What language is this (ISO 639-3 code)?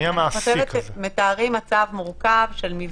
heb